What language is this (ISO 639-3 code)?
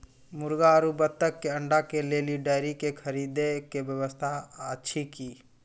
mai